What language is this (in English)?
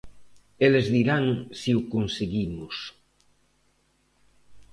Galician